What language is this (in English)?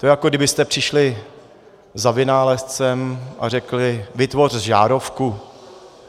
Czech